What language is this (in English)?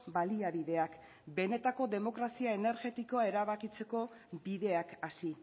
Basque